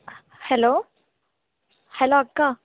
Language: Telugu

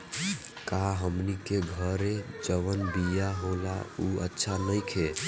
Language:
Bhojpuri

